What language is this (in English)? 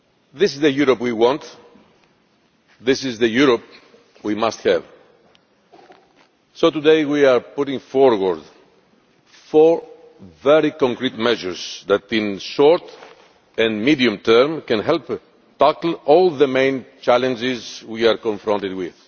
English